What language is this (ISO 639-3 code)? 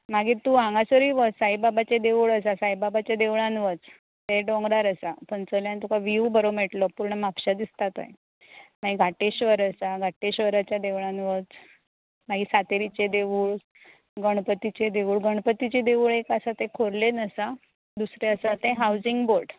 kok